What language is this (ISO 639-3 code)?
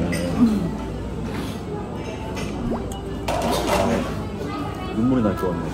kor